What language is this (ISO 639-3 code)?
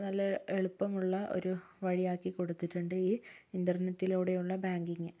mal